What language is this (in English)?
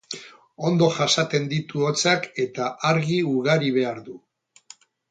Basque